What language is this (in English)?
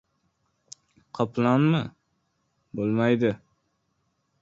Uzbek